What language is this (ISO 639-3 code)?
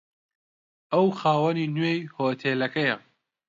ckb